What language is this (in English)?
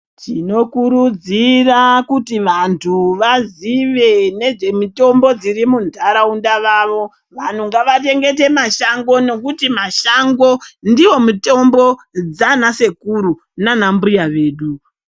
Ndau